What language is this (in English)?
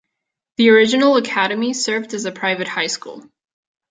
English